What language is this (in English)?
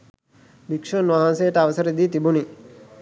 Sinhala